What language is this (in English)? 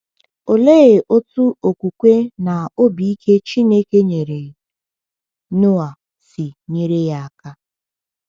Igbo